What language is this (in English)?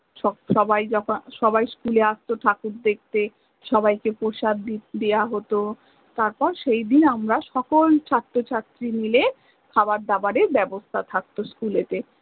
Bangla